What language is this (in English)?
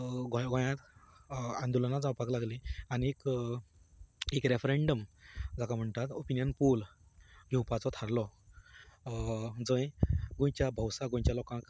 Konkani